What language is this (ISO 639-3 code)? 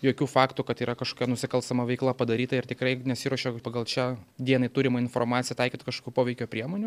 lit